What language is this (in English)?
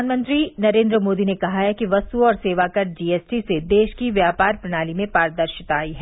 Hindi